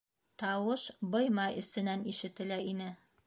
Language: Bashkir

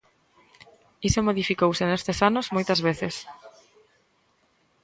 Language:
Galician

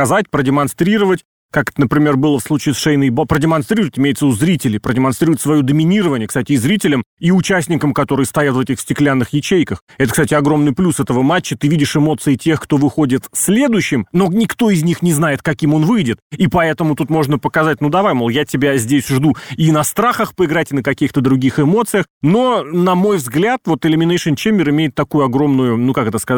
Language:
Russian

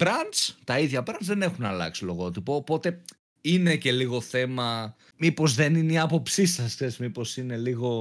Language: Greek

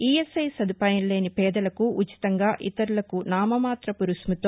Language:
Telugu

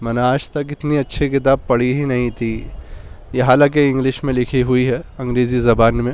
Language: Urdu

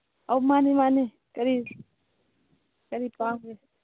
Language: Manipuri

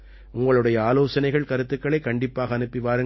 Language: Tamil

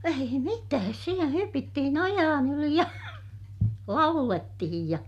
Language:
Finnish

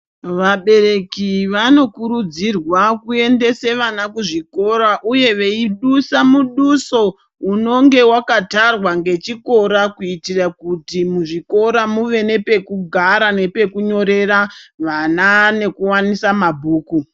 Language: Ndau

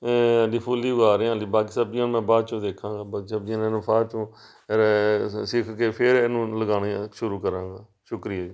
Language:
Punjabi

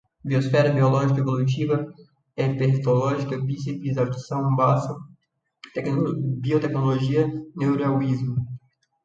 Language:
Portuguese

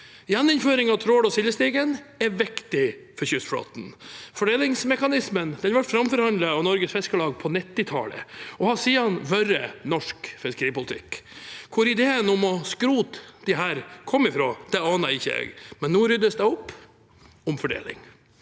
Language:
Norwegian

